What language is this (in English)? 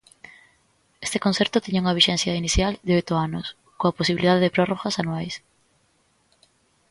Galician